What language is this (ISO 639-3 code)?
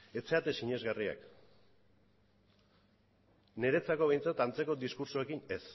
eus